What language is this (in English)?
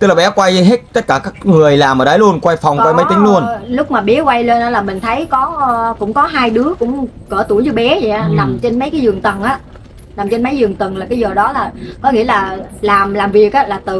Vietnamese